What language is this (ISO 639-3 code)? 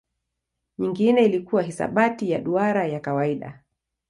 swa